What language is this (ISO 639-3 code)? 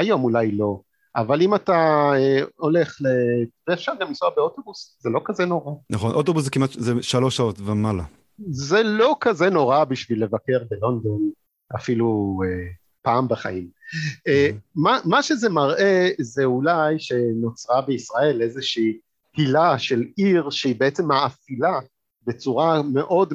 heb